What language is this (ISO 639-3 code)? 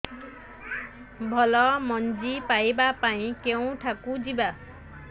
ori